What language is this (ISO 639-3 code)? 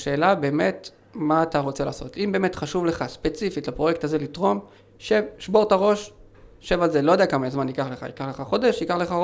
heb